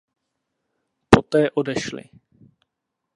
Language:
Czech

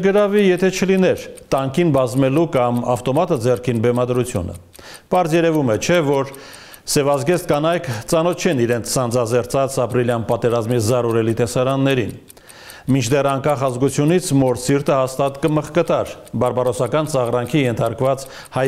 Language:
Russian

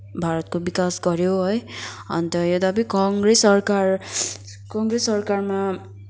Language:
Nepali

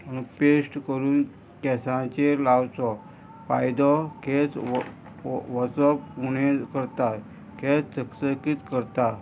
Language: Konkani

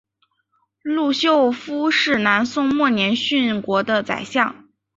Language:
Chinese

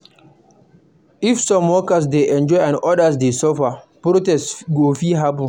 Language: Nigerian Pidgin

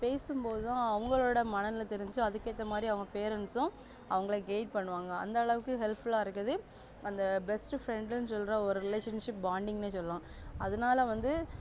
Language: Tamil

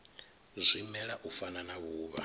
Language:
Venda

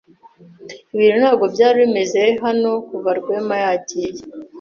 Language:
Kinyarwanda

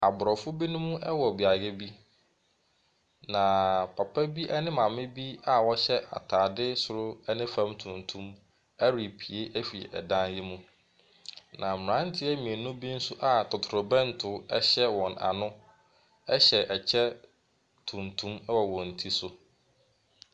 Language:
Akan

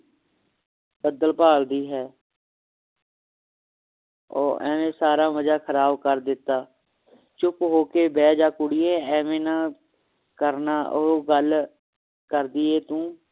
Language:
Punjabi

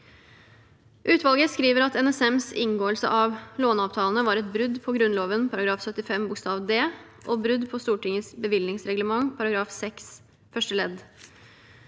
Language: Norwegian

